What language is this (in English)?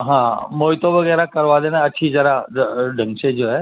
Urdu